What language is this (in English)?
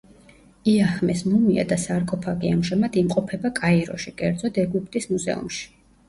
Georgian